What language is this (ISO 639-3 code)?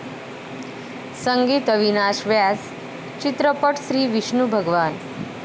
mar